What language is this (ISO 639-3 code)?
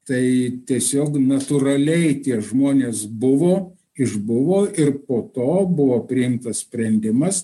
lit